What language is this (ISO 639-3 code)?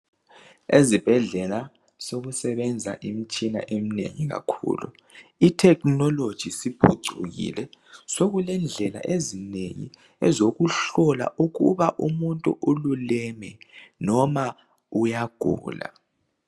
nde